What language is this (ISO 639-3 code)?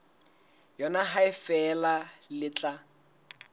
sot